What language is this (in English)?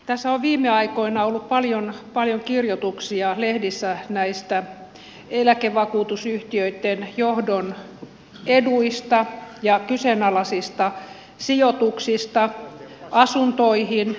Finnish